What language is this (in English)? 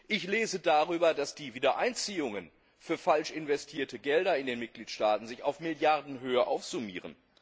German